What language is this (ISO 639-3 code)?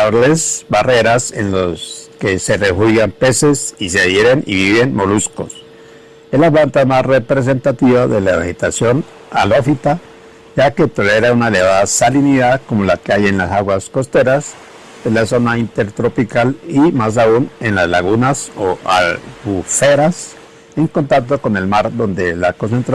spa